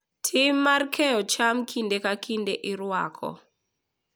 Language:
Luo (Kenya and Tanzania)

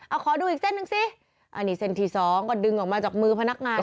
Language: Thai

